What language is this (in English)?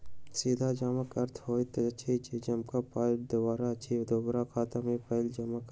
Maithili